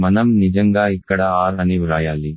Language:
Telugu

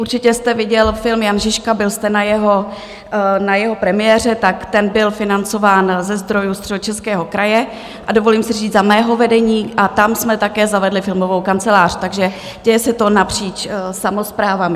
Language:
Czech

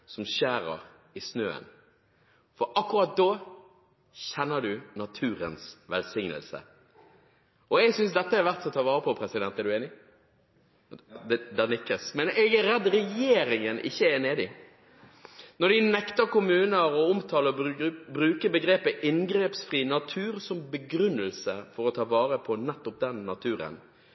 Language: Norwegian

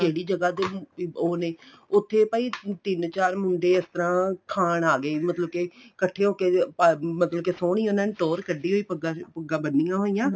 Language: Punjabi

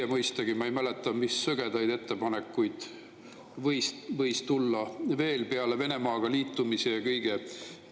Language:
Estonian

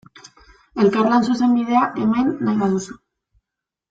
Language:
Basque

